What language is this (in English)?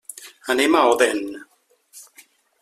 Catalan